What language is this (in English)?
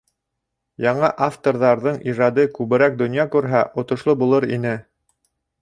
Bashkir